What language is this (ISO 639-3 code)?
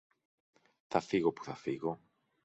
ell